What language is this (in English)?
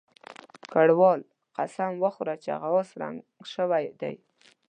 Pashto